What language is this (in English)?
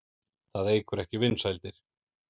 Icelandic